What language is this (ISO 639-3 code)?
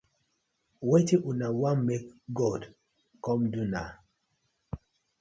pcm